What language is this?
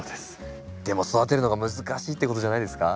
Japanese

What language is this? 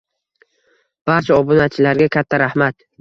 Uzbek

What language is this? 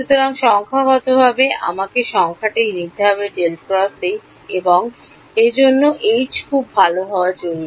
Bangla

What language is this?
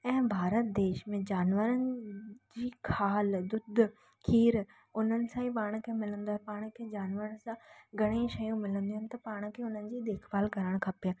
Sindhi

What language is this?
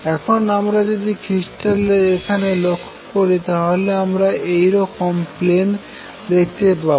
Bangla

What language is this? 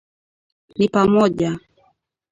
Swahili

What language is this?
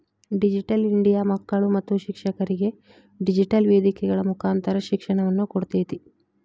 Kannada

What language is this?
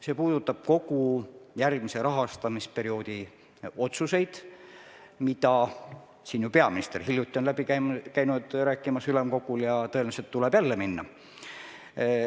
Estonian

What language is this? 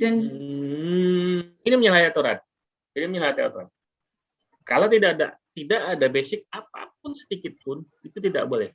Indonesian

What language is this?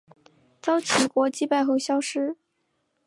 Chinese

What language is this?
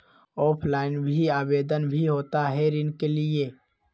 Magahi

